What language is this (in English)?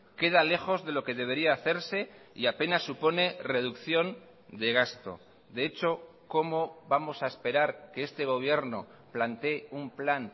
Spanish